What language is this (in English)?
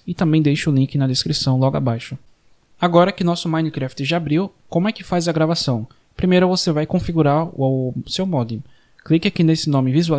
Portuguese